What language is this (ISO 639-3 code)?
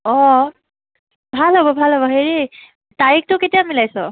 asm